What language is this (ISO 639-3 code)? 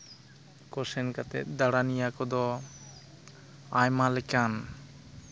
sat